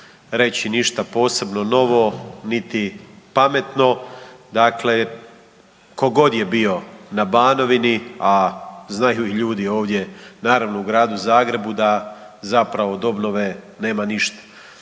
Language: Croatian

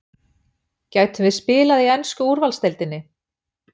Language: Icelandic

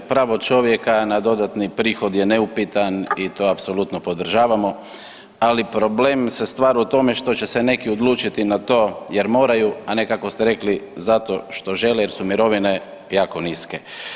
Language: Croatian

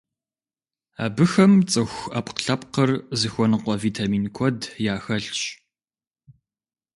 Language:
Kabardian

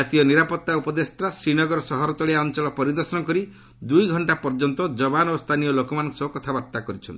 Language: Odia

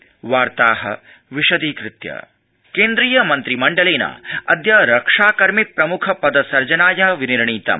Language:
Sanskrit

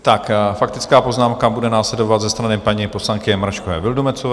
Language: Czech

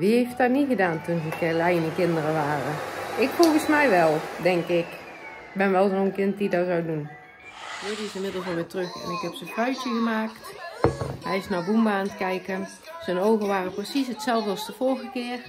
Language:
Dutch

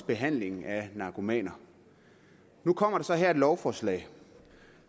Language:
Danish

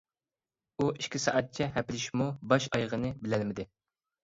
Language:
Uyghur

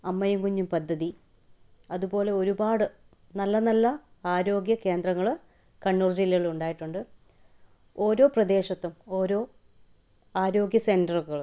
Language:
Malayalam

